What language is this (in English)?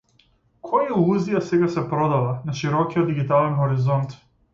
Macedonian